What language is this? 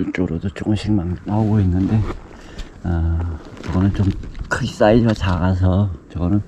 Korean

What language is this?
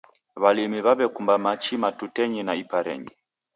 Taita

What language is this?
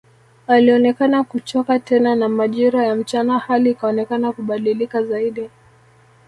Swahili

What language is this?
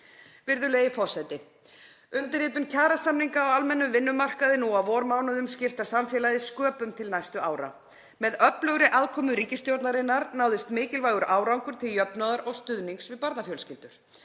Icelandic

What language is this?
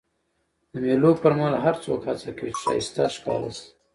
Pashto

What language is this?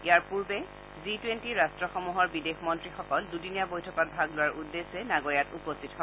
Assamese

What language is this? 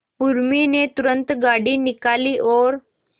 Hindi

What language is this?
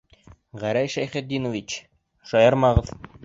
Bashkir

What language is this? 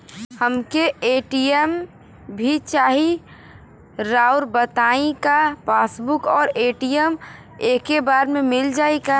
Bhojpuri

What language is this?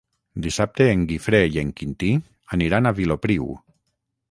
Catalan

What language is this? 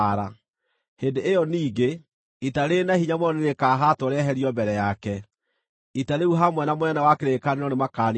Kikuyu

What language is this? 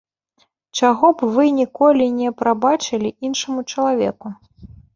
Belarusian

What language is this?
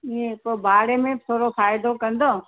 Sindhi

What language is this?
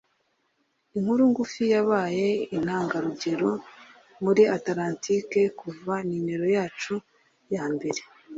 Kinyarwanda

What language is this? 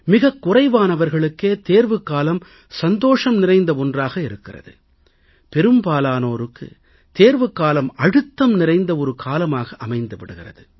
Tamil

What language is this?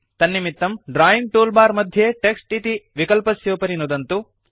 Sanskrit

